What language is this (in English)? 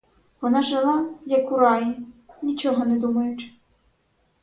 Ukrainian